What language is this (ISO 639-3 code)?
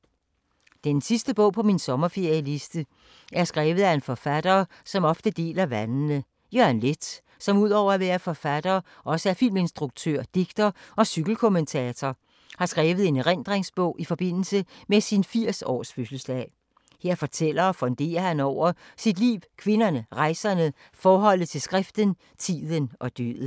dan